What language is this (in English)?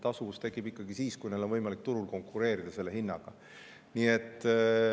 Estonian